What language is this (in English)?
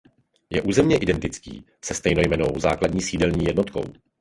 Czech